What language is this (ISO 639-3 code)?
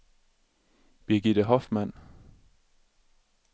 dan